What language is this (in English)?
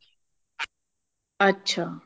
Punjabi